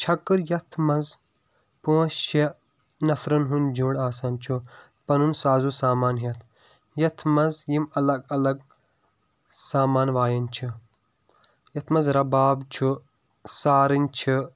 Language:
Kashmiri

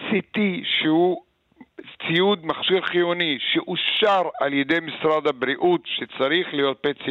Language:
Hebrew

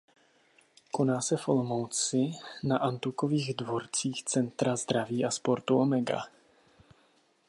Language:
Czech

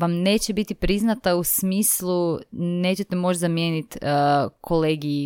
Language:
Croatian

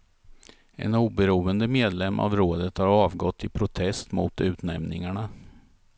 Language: Swedish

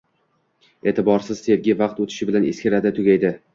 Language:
Uzbek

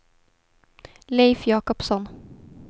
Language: Swedish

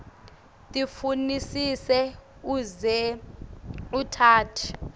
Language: Swati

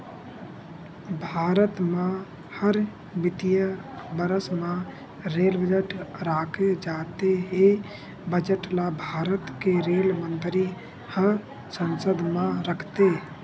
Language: Chhattisgarhi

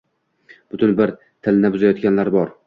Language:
Uzbek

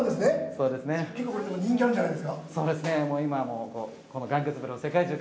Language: Japanese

